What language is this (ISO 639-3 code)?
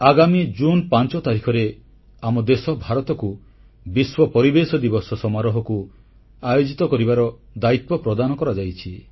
ori